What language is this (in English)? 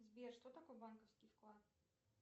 Russian